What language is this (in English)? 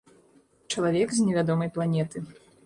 Belarusian